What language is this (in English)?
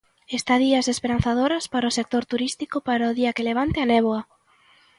Galician